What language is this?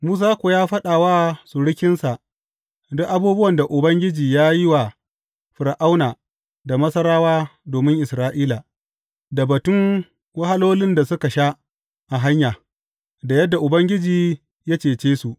Hausa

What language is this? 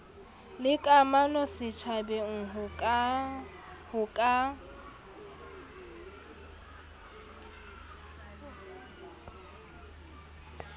Southern Sotho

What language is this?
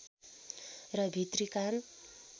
Nepali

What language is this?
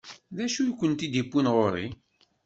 Kabyle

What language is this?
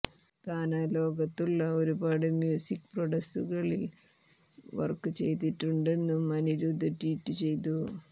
Malayalam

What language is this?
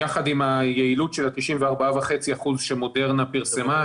Hebrew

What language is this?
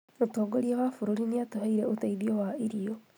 Kikuyu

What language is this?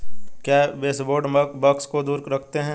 Hindi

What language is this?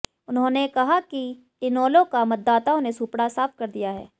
Hindi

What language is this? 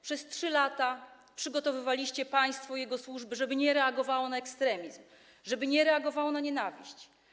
Polish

